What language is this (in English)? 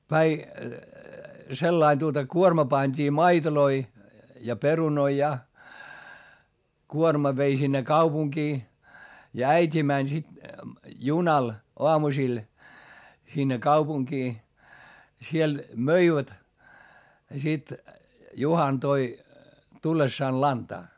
Finnish